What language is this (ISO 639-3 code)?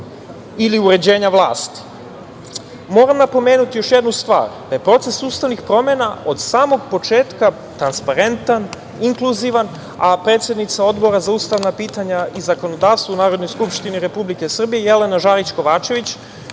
srp